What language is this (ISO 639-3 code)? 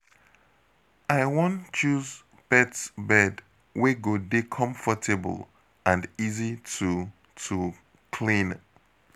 pcm